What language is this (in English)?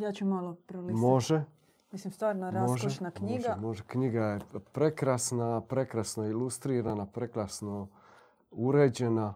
Croatian